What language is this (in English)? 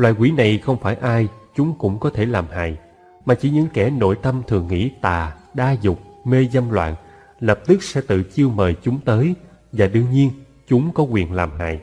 Vietnamese